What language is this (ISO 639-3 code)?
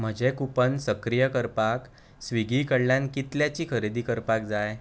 kok